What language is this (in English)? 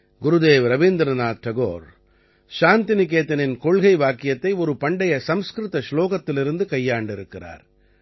Tamil